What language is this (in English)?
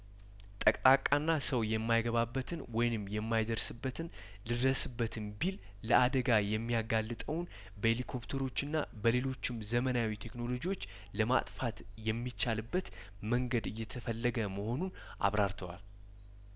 Amharic